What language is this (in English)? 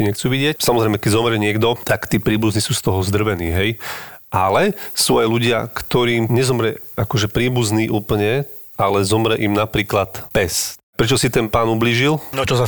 Slovak